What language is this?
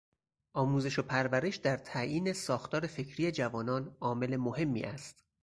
Persian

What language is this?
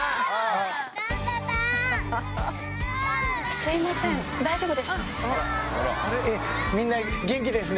Japanese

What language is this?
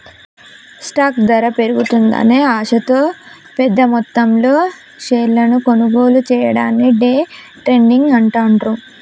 Telugu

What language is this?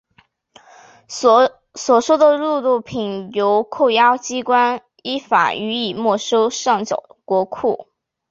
Chinese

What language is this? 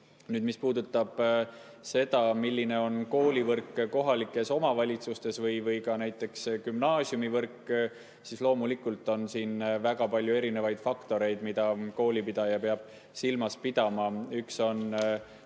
Estonian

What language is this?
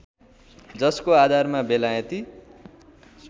Nepali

